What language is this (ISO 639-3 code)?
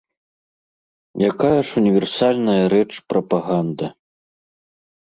bel